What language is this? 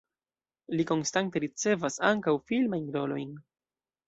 Esperanto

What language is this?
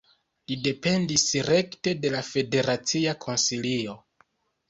Esperanto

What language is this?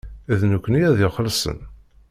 Kabyle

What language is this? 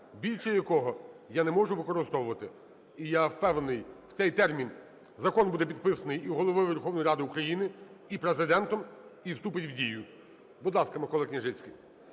Ukrainian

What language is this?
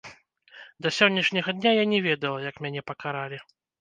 Belarusian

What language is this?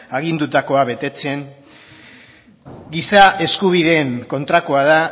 Basque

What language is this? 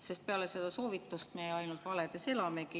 Estonian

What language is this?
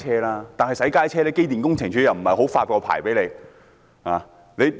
Cantonese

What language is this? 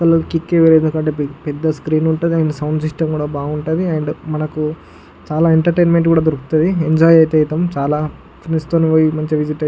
Telugu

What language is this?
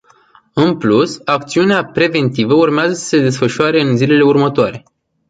Romanian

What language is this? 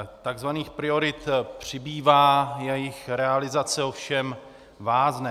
Czech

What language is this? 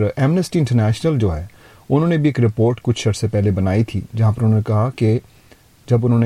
Urdu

